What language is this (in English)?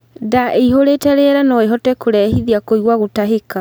Kikuyu